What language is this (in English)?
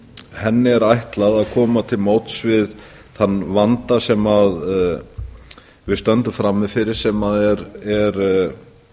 Icelandic